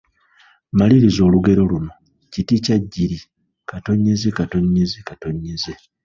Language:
Ganda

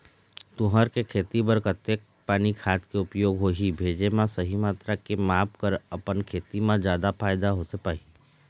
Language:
Chhattisgarhi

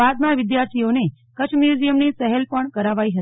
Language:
Gujarati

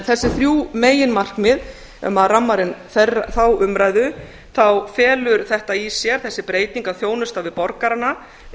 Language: Icelandic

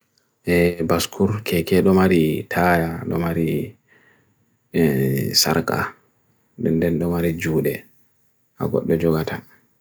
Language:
Bagirmi Fulfulde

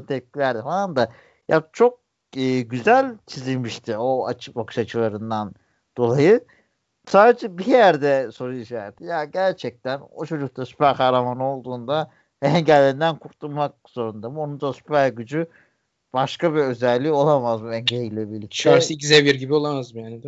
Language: Turkish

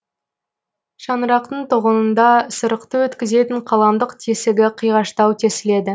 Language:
Kazakh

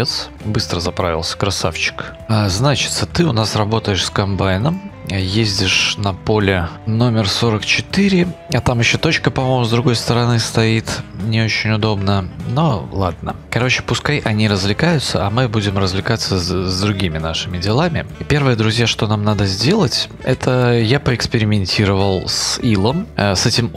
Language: Russian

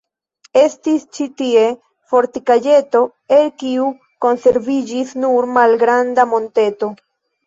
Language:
Esperanto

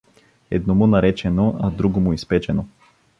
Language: Bulgarian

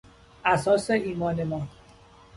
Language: Persian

